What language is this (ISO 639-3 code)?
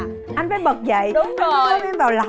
vie